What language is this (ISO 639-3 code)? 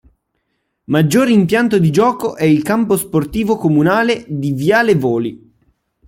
ita